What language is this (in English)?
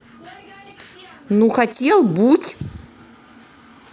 Russian